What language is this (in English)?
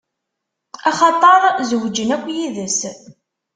Kabyle